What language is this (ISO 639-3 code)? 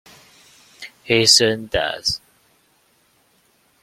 eng